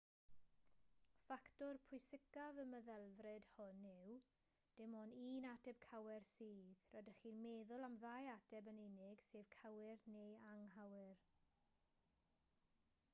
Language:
Welsh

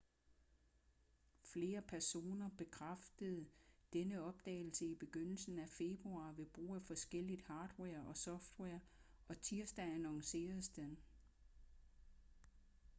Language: Danish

